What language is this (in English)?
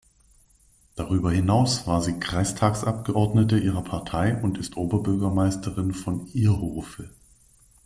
German